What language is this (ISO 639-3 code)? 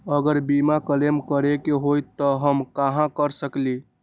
mag